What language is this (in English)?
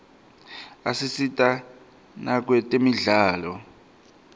Swati